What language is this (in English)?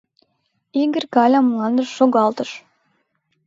Mari